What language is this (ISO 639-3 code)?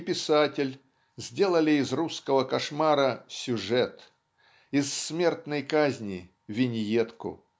rus